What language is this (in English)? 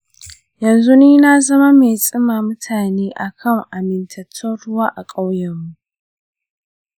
Hausa